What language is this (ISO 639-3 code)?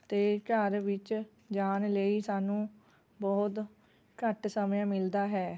pan